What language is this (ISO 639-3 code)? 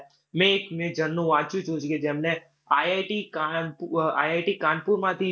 guj